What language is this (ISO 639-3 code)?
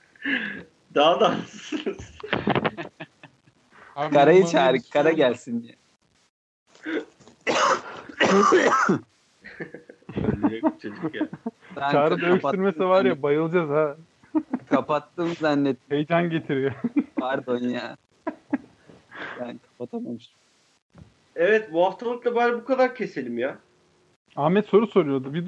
tur